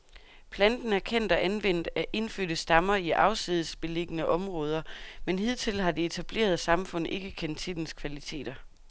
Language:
Danish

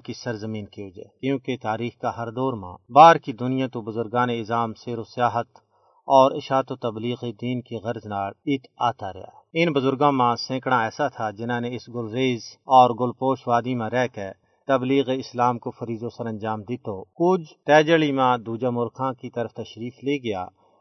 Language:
Urdu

